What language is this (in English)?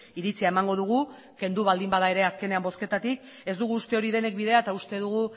Basque